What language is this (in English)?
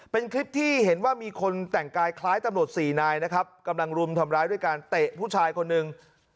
Thai